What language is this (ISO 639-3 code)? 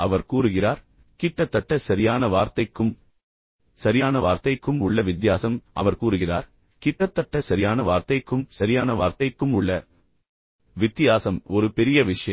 tam